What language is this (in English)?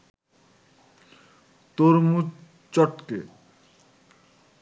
Bangla